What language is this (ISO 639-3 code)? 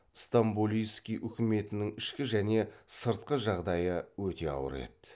kaz